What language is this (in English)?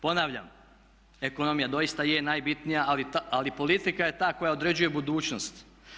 Croatian